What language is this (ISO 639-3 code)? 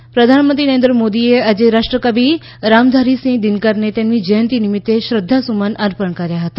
guj